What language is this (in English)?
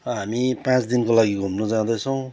Nepali